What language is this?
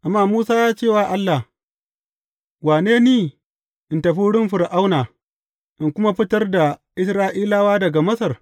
Hausa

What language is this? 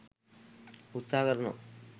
Sinhala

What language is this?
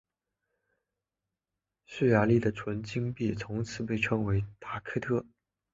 Chinese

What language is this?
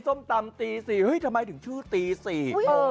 Thai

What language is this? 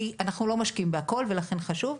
Hebrew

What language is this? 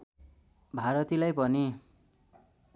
Nepali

